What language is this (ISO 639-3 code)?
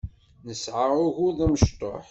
kab